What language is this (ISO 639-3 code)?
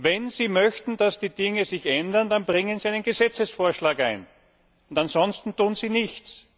deu